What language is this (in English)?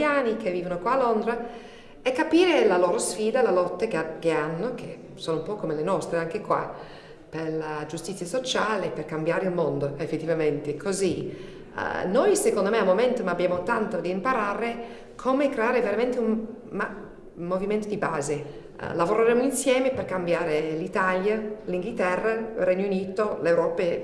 Italian